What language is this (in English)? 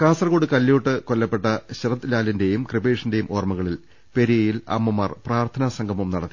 Malayalam